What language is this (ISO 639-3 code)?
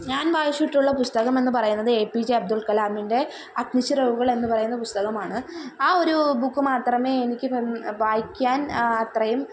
mal